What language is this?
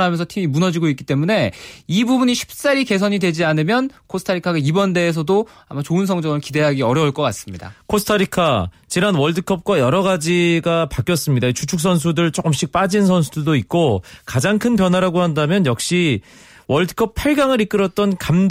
Korean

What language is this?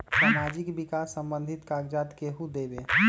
Magahi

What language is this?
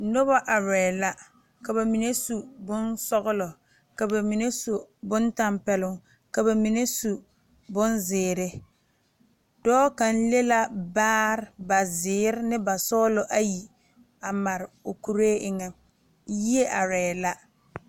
Southern Dagaare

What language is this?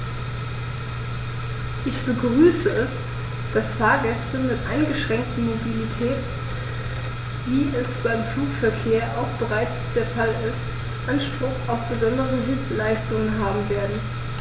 German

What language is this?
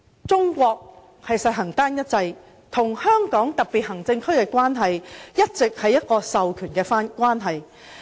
Cantonese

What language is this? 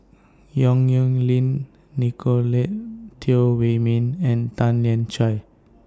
English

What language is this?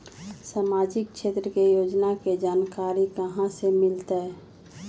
Magahi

